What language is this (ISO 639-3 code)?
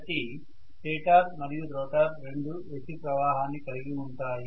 tel